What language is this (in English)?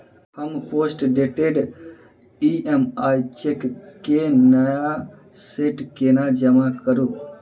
Maithili